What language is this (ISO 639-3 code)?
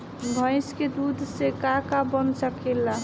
bho